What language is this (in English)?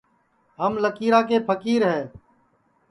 Sansi